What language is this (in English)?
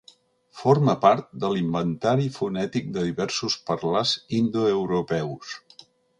Catalan